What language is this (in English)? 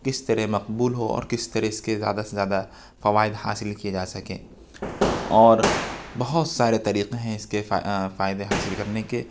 Urdu